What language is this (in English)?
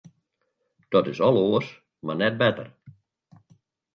Western Frisian